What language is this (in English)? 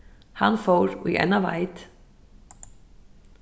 Faroese